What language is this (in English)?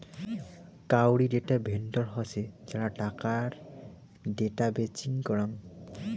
Bangla